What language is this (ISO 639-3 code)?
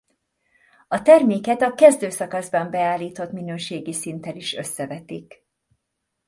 hun